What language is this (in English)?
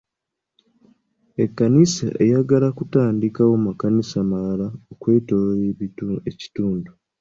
Ganda